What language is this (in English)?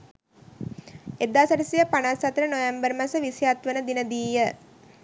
Sinhala